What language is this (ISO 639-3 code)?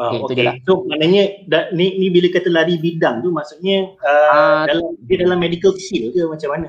msa